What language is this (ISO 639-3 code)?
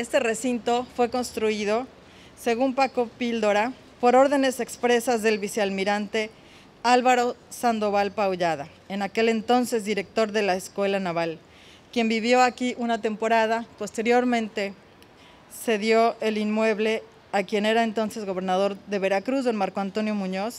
spa